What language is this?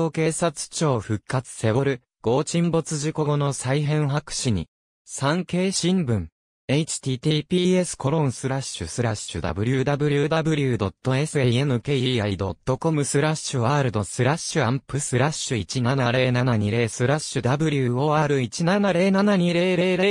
Japanese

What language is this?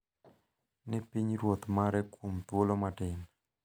Luo (Kenya and Tanzania)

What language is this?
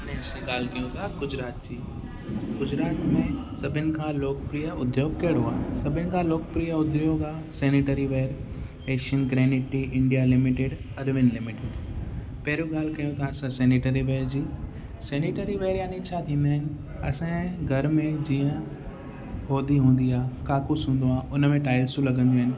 Sindhi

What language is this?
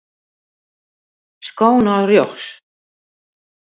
Western Frisian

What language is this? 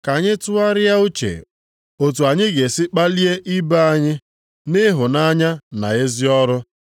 Igbo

